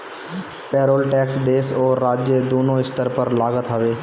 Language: Bhojpuri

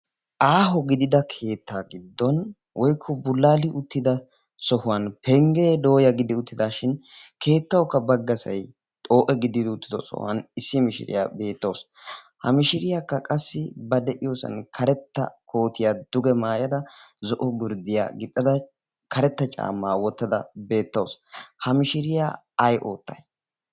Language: Wolaytta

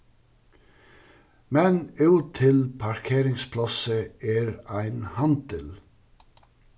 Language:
Faroese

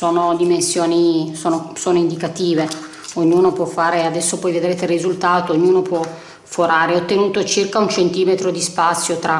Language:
Italian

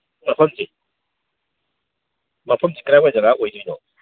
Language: Manipuri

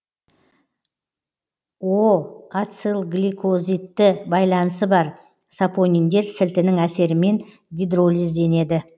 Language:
Kazakh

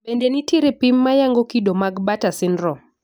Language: Luo (Kenya and Tanzania)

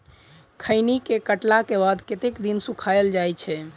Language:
Maithili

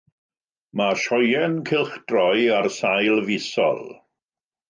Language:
Welsh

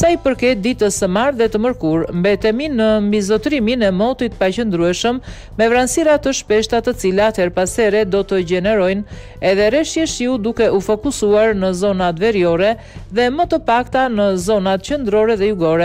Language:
Romanian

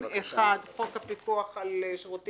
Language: Hebrew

